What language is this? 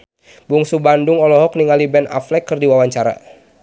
Sundanese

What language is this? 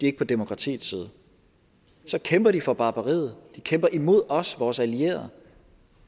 Danish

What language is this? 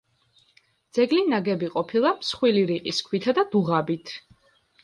Georgian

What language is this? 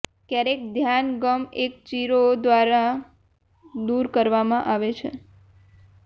Gujarati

